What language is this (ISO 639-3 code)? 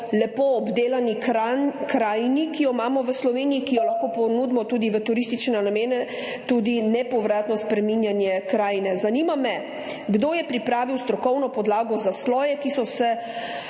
slv